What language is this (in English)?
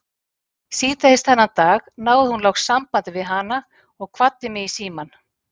Icelandic